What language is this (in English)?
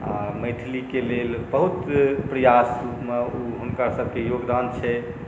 Maithili